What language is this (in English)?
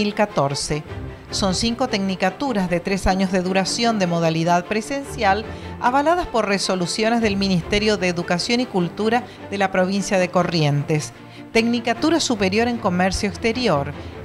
Spanish